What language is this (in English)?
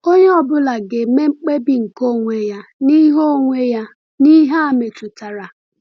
Igbo